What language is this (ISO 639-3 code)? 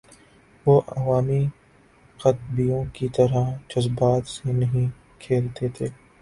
urd